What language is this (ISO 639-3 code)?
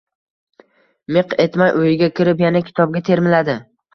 uzb